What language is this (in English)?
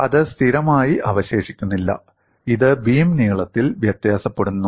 Malayalam